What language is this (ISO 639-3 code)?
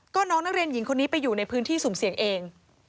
tha